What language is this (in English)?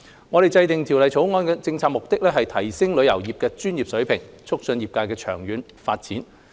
Cantonese